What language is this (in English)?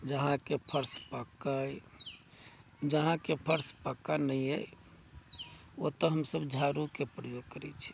Maithili